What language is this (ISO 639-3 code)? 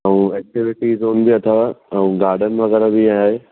snd